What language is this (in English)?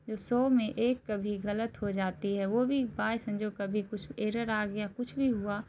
Urdu